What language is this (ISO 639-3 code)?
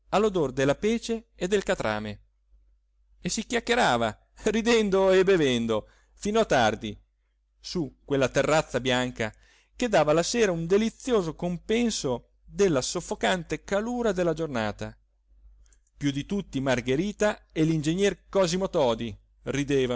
ita